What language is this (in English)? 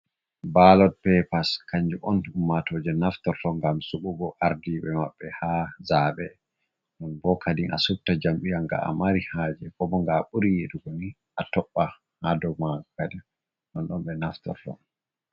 Fula